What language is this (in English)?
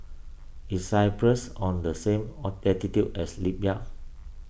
English